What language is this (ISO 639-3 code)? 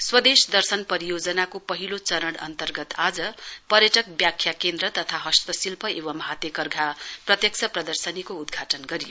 nep